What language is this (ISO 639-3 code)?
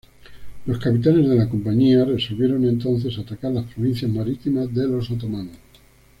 spa